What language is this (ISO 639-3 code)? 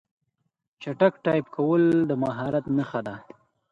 pus